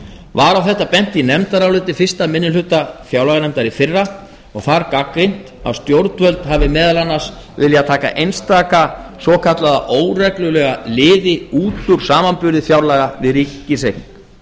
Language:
Icelandic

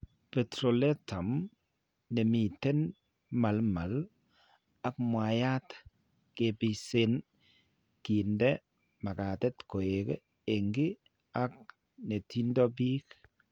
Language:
Kalenjin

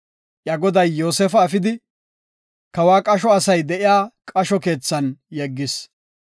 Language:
Gofa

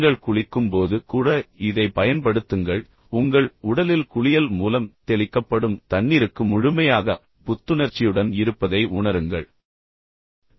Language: Tamil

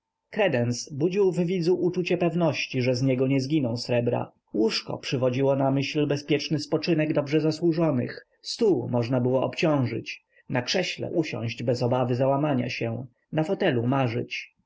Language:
Polish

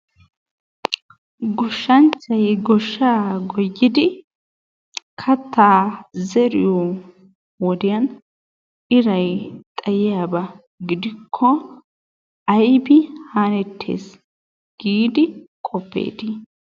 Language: Wolaytta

